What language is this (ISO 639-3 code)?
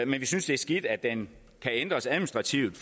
dan